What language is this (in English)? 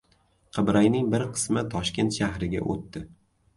Uzbek